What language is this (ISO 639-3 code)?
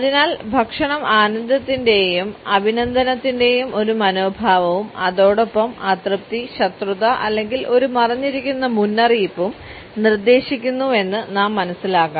mal